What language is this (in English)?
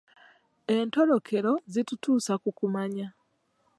Ganda